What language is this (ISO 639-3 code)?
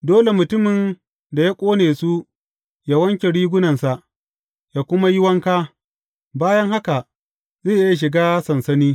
hau